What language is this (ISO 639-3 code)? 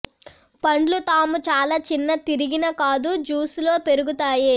tel